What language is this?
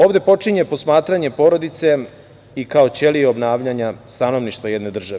Serbian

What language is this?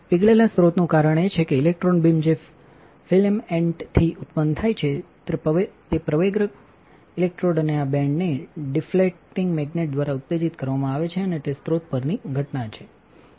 Gujarati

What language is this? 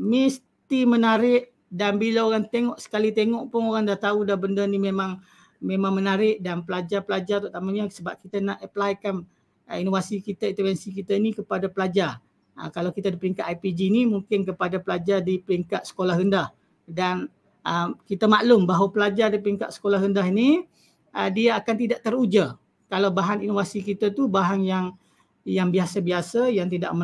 Malay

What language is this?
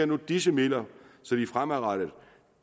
Danish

